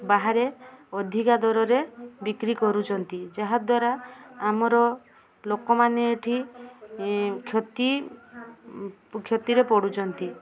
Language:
Odia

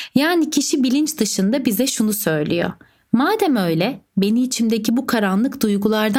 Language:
Turkish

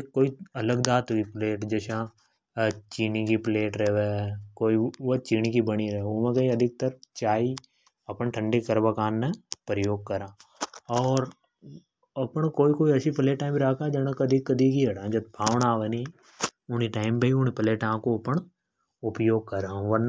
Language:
Hadothi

